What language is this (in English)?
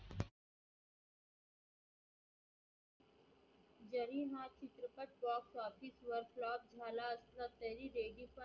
Marathi